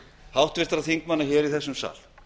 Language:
Icelandic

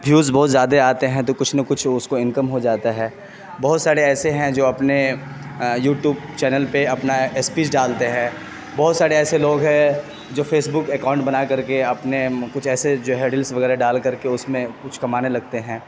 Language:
Urdu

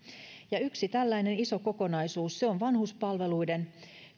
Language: Finnish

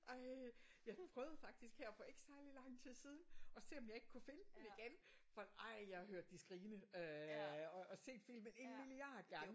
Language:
Danish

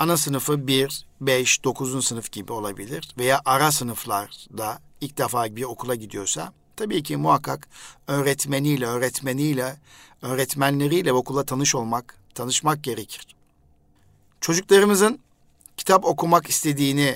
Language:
Turkish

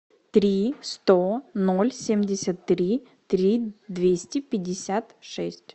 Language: Russian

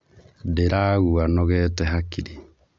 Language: Kikuyu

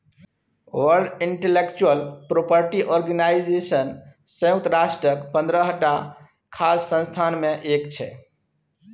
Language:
Maithili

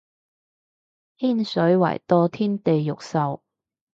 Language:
Cantonese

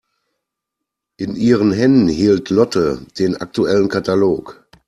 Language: German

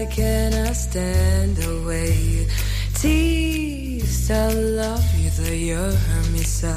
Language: Hungarian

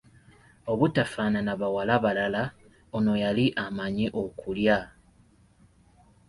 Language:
Ganda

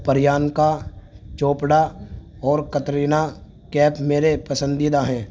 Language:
Urdu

